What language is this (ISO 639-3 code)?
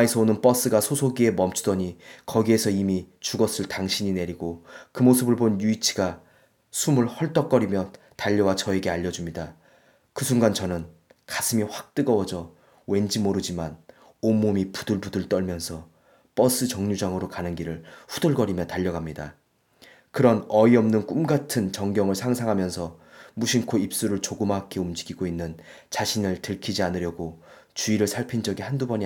kor